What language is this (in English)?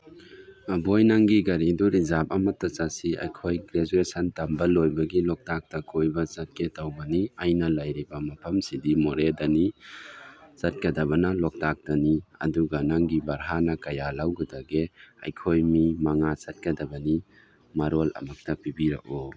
Manipuri